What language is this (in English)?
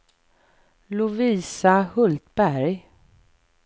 Swedish